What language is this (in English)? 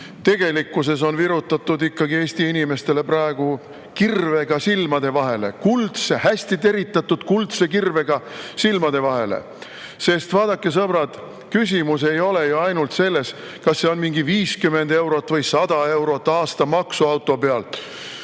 Estonian